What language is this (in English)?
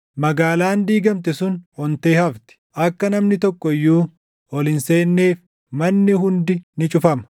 Oromo